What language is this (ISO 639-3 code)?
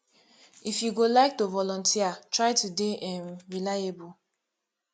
pcm